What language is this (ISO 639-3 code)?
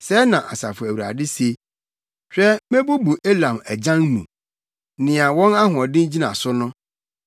aka